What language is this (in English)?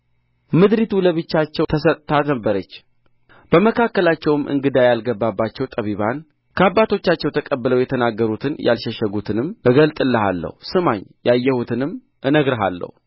Amharic